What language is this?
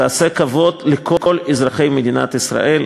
Hebrew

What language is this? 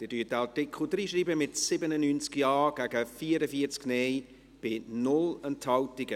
Swiss German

